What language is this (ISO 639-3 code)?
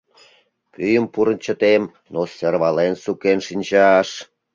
chm